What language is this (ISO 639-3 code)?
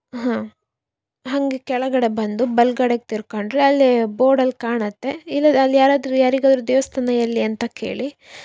kan